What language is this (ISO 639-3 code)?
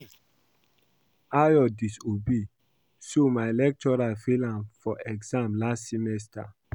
pcm